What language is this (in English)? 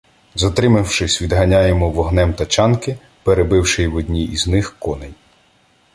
Ukrainian